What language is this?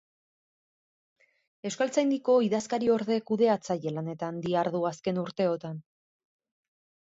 Basque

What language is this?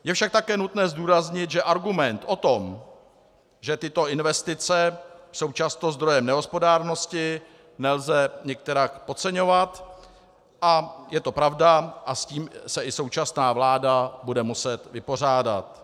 Czech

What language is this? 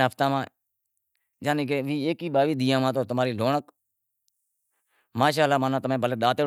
Wadiyara Koli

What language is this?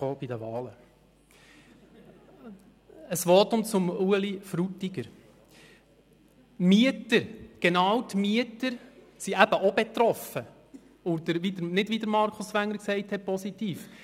Swiss German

